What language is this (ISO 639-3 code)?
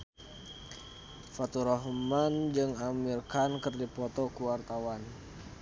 sun